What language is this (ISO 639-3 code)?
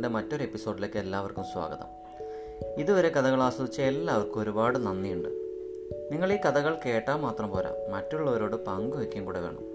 mal